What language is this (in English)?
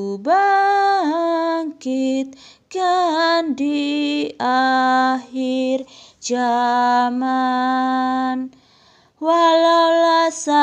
Indonesian